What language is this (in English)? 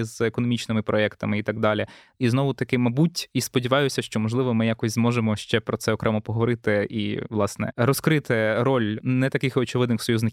Ukrainian